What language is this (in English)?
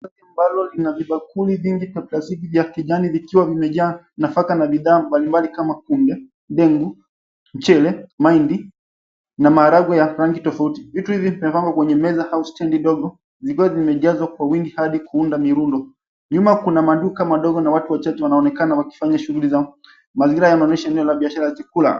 Swahili